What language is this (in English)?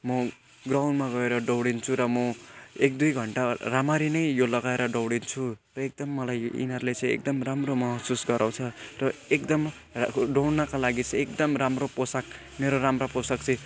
Nepali